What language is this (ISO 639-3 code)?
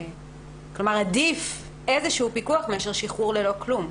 heb